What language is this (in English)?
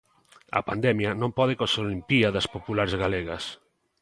Galician